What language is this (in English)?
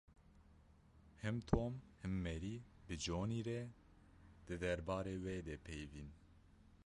Kurdish